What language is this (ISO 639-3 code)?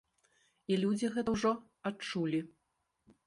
bel